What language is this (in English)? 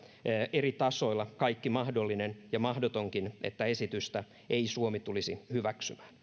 Finnish